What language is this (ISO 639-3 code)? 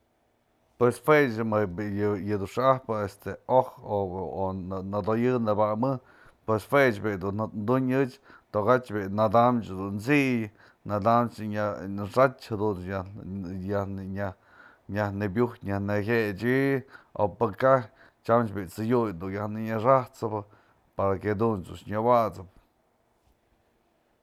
mzl